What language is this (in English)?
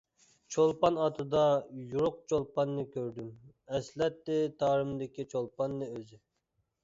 Uyghur